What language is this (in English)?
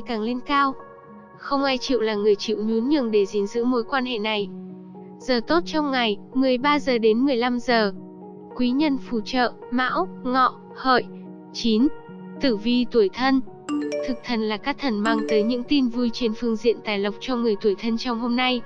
Vietnamese